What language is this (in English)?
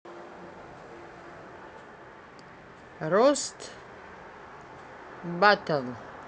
Russian